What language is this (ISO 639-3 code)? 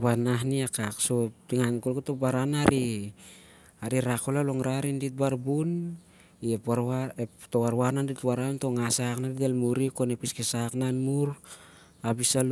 sjr